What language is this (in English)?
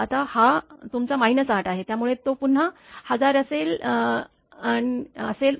Marathi